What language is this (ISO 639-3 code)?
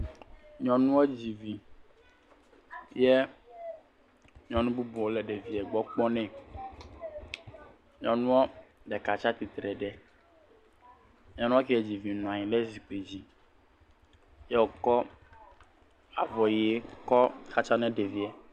ewe